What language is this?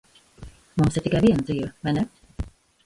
Latvian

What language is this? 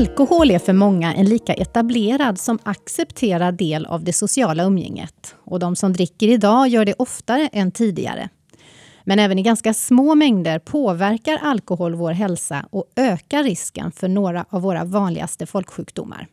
Swedish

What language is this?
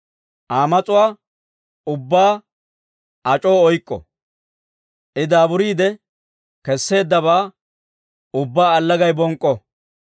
Dawro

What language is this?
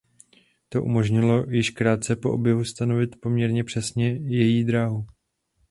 Czech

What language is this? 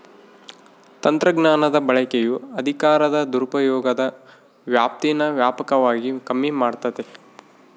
Kannada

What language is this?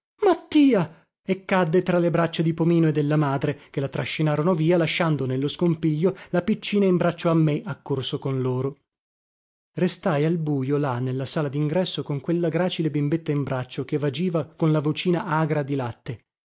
Italian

